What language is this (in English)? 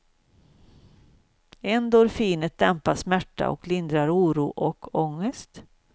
Swedish